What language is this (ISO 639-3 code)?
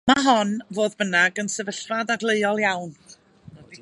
cym